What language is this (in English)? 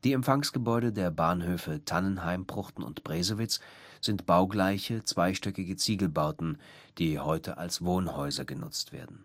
German